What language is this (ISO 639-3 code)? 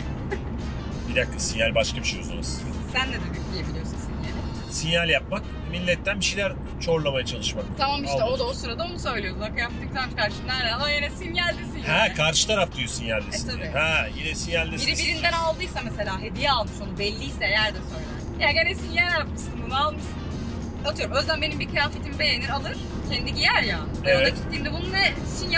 tur